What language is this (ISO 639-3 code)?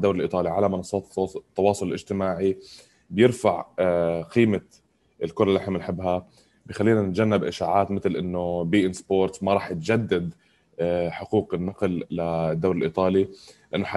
ara